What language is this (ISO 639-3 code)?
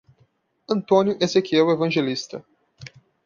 por